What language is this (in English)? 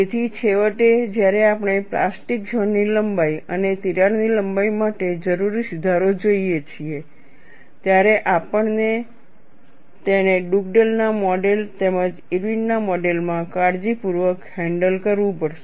Gujarati